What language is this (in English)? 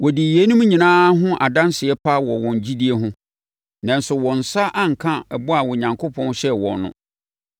Akan